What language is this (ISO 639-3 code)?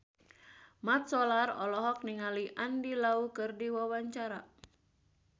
sun